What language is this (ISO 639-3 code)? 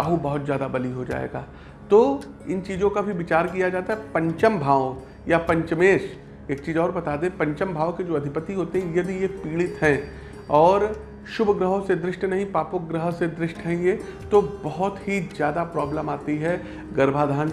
hin